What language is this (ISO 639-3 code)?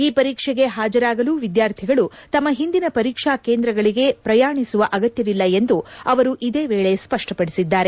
kan